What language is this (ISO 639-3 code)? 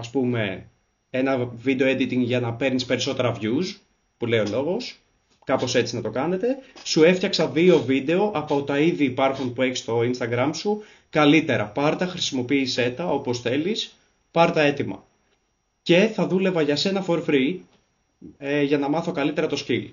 ell